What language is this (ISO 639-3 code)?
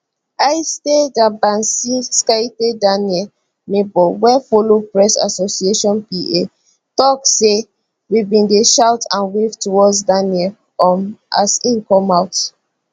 pcm